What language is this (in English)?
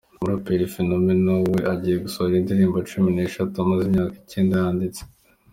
Kinyarwanda